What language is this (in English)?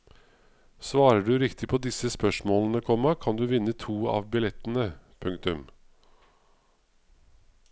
Norwegian